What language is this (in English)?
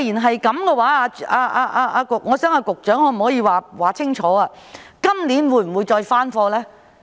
Cantonese